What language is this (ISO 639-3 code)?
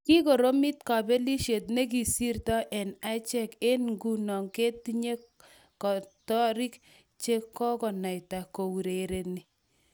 kln